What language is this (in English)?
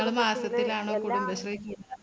Malayalam